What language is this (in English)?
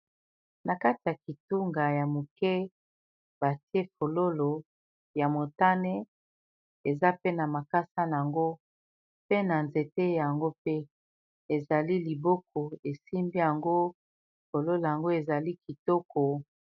Lingala